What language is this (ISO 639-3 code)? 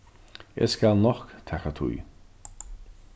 fao